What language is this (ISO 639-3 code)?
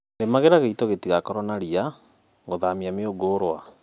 kik